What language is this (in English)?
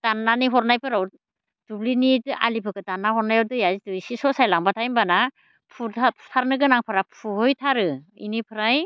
Bodo